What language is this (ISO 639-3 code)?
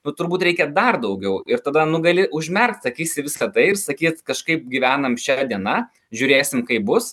lit